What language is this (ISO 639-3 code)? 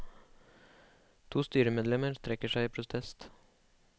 nor